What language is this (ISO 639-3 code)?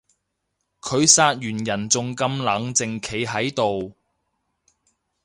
yue